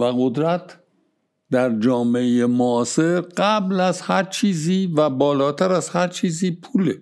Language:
Persian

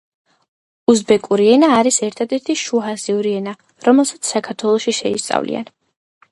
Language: Georgian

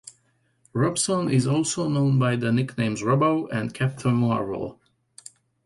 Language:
English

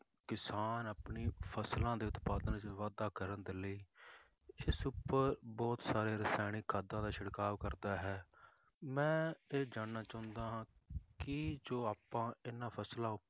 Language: Punjabi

